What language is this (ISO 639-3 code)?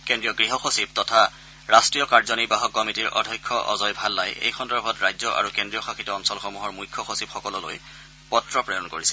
asm